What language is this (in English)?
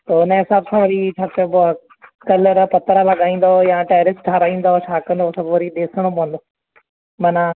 Sindhi